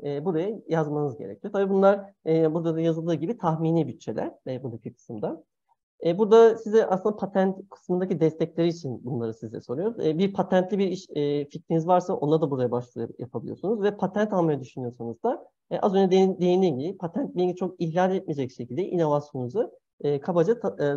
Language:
Turkish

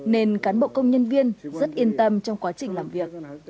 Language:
Vietnamese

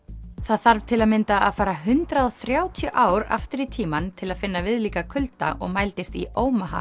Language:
Icelandic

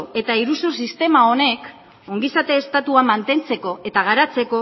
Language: Basque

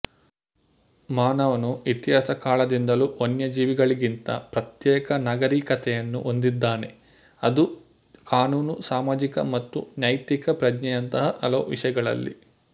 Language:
Kannada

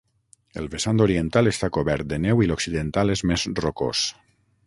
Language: Catalan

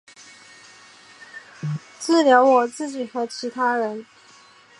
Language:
Chinese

